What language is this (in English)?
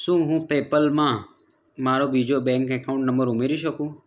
Gujarati